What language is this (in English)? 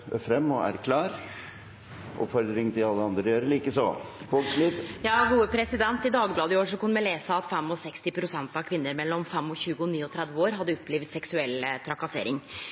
Norwegian